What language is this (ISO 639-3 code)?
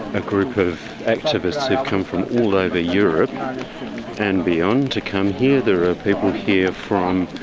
eng